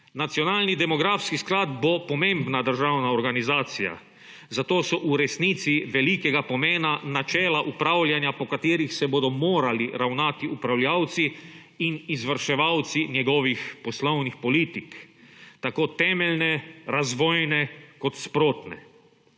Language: Slovenian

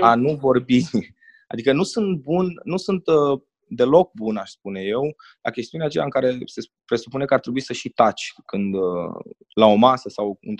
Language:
Romanian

